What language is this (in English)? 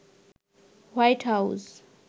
Bangla